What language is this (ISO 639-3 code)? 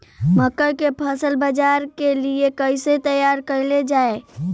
bho